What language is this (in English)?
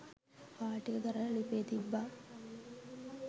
Sinhala